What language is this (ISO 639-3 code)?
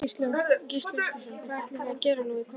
isl